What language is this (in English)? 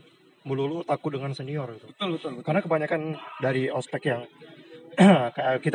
Indonesian